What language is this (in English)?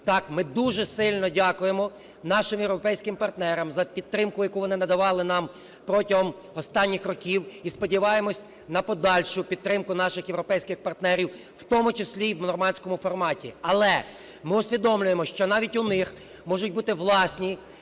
Ukrainian